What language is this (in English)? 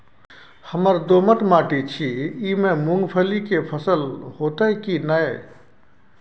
Maithili